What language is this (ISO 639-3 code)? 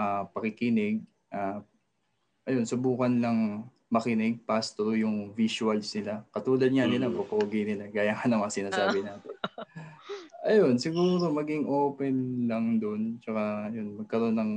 fil